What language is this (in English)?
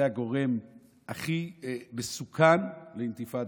Hebrew